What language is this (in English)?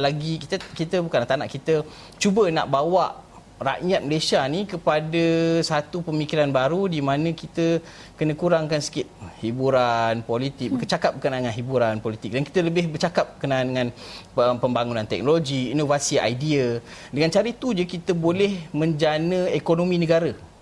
Malay